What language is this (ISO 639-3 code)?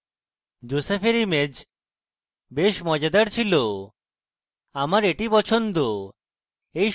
ben